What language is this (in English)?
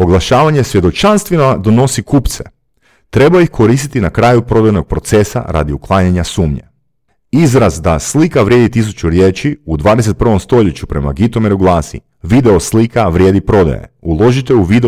Croatian